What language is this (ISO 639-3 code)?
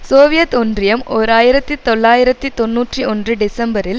tam